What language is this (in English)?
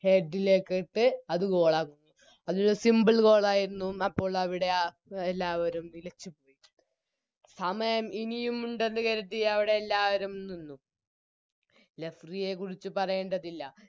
Malayalam